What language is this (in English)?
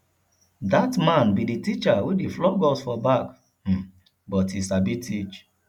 Nigerian Pidgin